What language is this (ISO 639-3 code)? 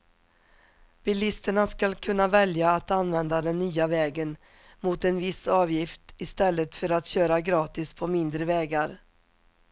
swe